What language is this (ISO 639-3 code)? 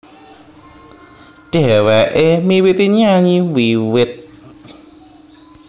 jav